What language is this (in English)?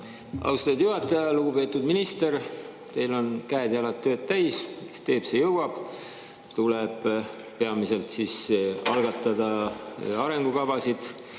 Estonian